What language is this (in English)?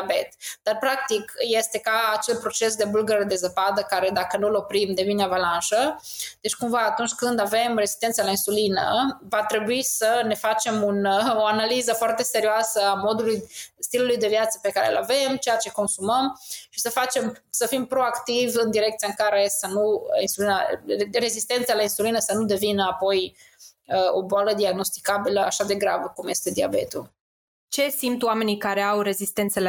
Romanian